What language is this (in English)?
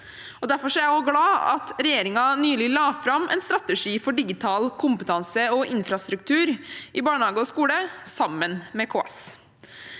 Norwegian